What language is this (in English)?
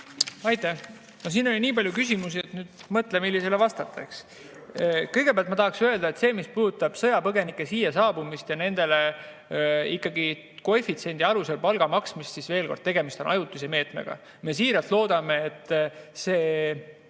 Estonian